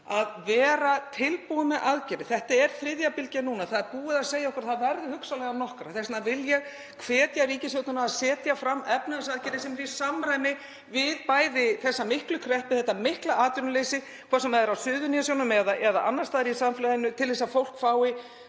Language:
Icelandic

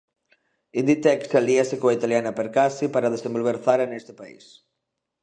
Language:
Galician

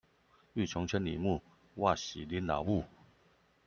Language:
Chinese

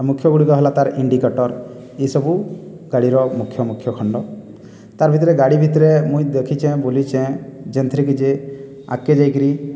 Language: Odia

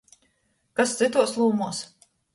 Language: Latgalian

